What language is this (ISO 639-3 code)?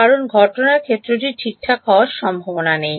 ben